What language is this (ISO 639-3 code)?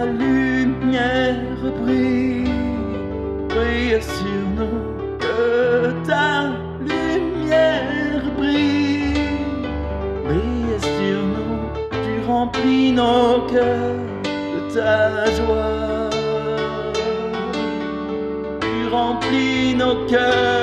fra